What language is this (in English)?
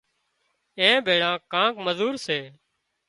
Wadiyara Koli